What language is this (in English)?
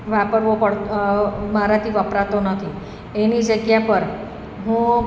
Gujarati